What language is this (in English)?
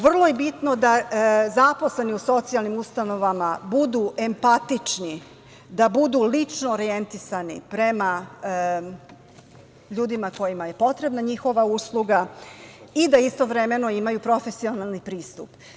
Serbian